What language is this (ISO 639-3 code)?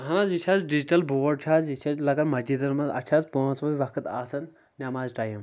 kas